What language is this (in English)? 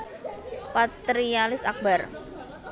Javanese